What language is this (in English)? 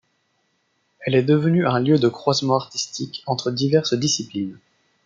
French